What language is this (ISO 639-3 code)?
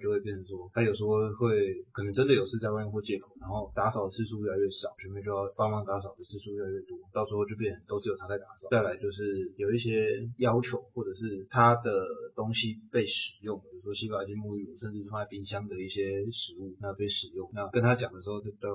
zho